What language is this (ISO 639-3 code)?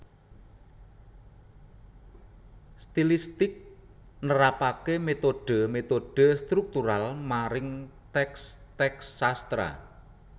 jav